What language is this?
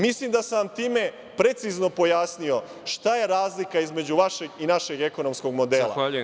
Serbian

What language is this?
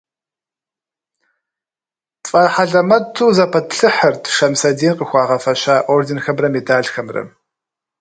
Kabardian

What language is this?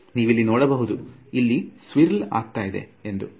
Kannada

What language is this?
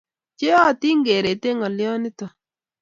Kalenjin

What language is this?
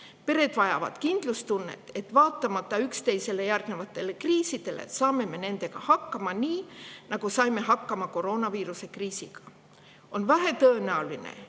Estonian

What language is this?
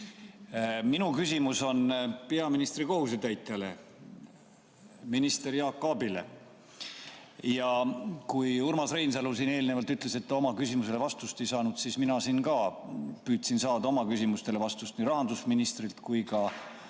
Estonian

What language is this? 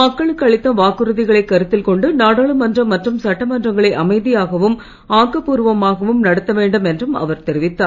Tamil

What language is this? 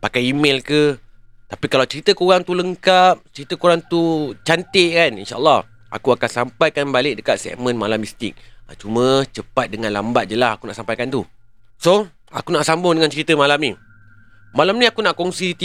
Malay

